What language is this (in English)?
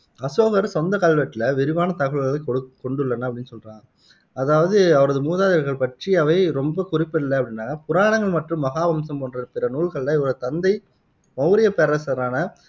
Tamil